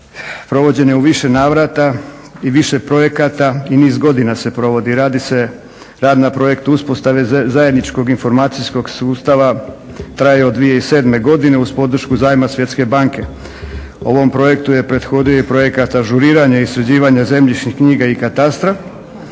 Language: Croatian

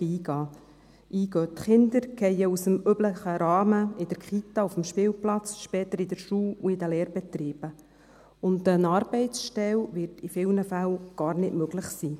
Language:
Swiss German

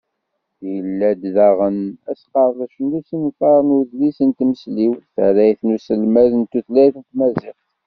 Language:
Kabyle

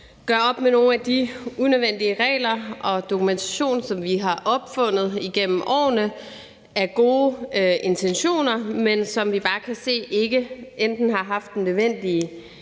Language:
Danish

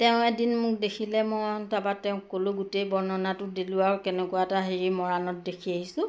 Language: Assamese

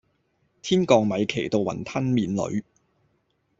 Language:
Cantonese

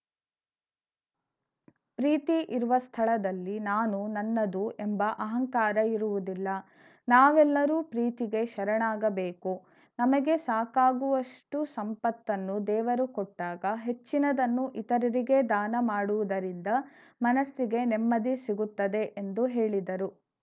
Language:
Kannada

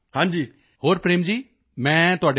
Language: Punjabi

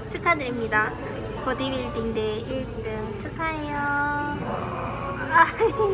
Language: Korean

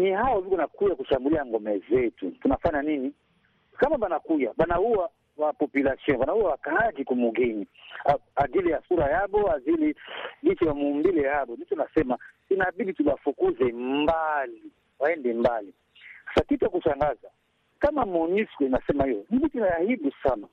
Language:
Swahili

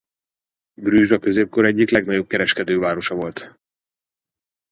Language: Hungarian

